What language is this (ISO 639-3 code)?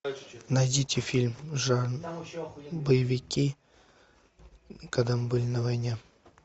rus